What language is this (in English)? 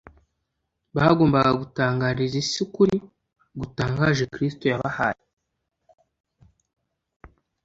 Kinyarwanda